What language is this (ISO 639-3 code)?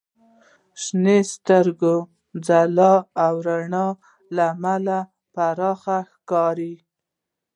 pus